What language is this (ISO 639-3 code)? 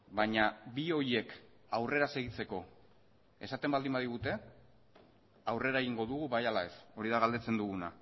eus